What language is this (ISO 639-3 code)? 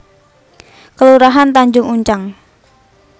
jav